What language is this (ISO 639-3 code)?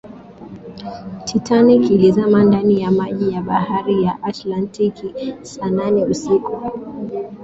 swa